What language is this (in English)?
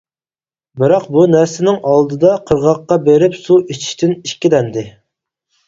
Uyghur